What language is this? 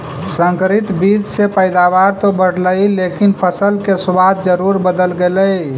Magahi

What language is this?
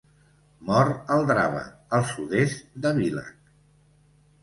Catalan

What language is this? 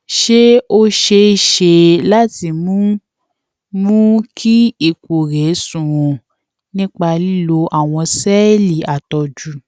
Yoruba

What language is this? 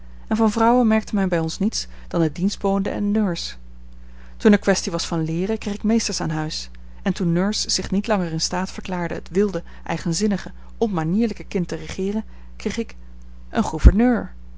Dutch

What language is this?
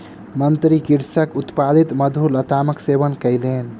Maithili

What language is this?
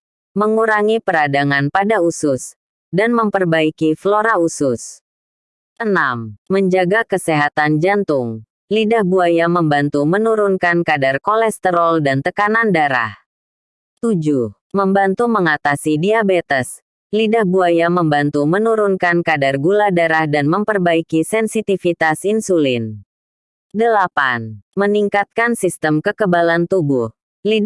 Indonesian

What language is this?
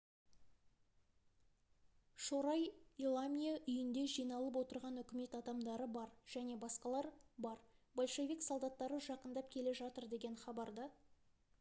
Kazakh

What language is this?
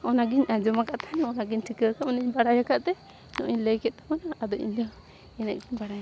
Santali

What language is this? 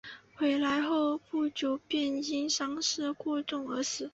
Chinese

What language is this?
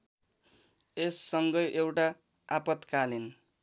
Nepali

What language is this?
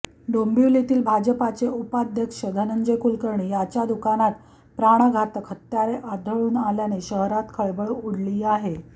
Marathi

